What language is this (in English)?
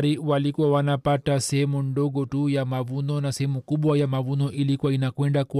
Swahili